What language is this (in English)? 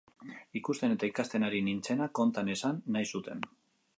Basque